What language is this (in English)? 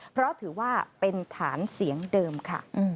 Thai